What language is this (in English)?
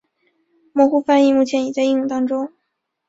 Chinese